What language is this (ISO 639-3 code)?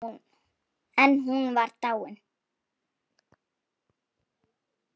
isl